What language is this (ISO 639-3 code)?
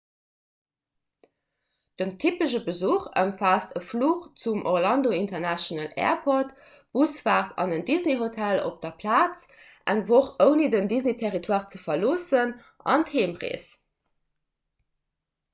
ltz